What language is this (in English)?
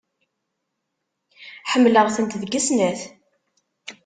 Kabyle